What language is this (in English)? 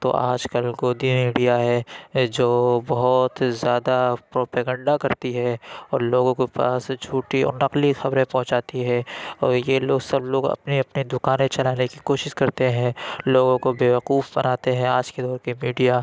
Urdu